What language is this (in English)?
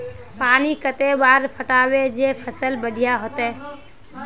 Magahi